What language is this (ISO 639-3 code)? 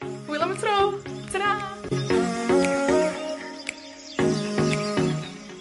cym